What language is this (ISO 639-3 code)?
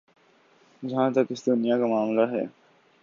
urd